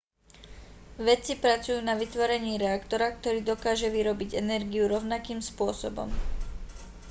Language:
Slovak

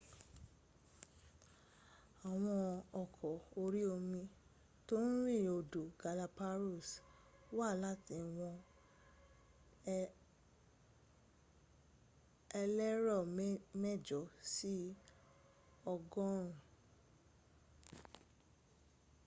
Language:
Yoruba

